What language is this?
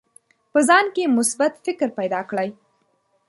Pashto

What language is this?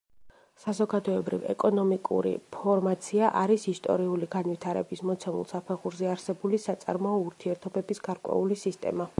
Georgian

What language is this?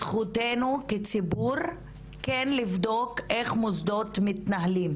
Hebrew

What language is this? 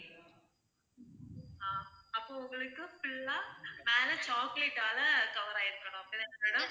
Tamil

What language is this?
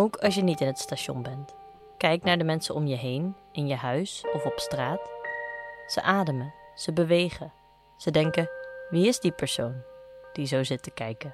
Dutch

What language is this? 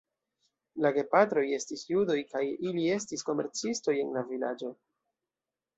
Esperanto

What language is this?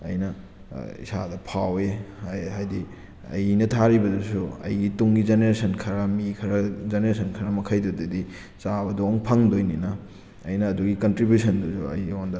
Manipuri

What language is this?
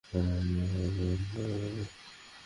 Bangla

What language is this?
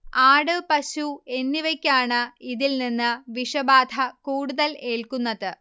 Malayalam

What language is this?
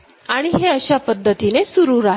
Marathi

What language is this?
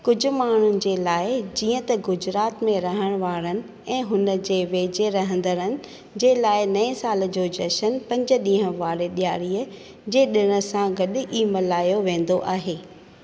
Sindhi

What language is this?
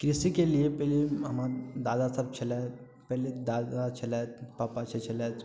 Maithili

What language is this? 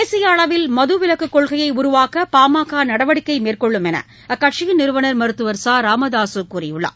Tamil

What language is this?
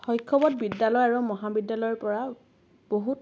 Assamese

